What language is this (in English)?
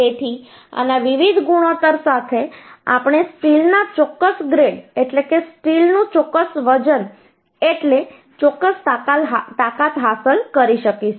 Gujarati